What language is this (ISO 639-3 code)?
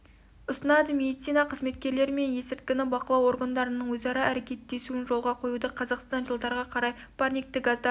kaz